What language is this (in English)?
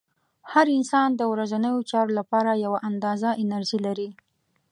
Pashto